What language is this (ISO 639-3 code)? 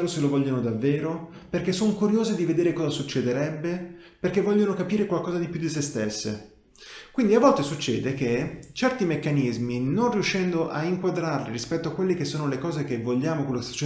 ita